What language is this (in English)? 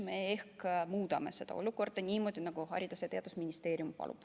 Estonian